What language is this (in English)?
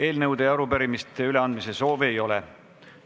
Estonian